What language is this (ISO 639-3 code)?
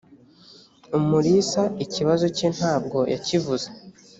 kin